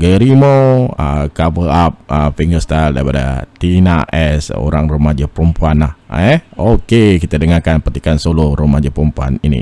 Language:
Malay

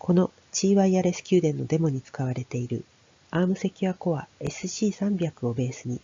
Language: Japanese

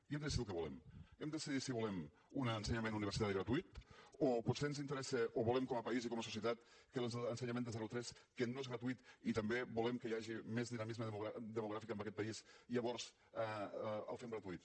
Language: Catalan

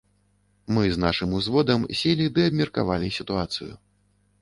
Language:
Belarusian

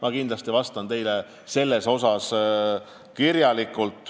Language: Estonian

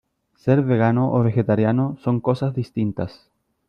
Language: Spanish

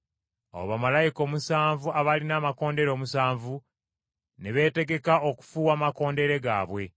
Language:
Ganda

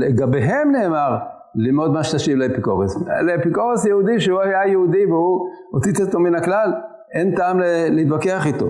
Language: Hebrew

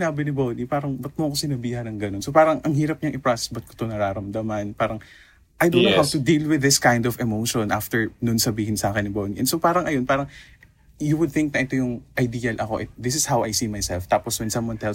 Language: Filipino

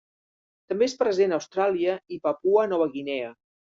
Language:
Catalan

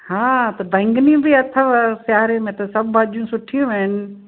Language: Sindhi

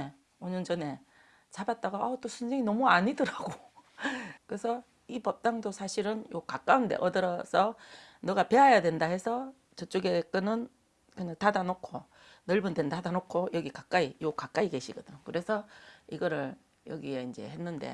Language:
Korean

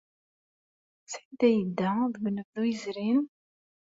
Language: Kabyle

